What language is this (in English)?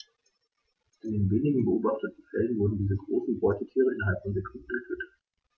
German